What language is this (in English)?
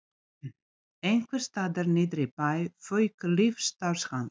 Icelandic